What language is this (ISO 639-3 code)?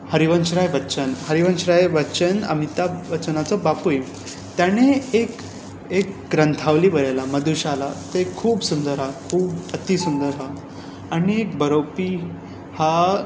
kok